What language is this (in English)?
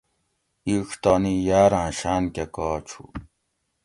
Gawri